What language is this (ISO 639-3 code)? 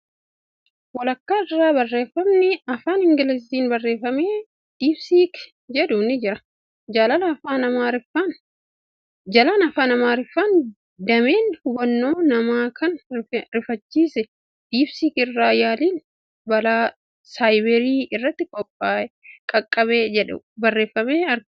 orm